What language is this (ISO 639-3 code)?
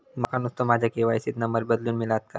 mar